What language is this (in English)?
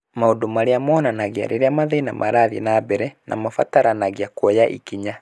Kikuyu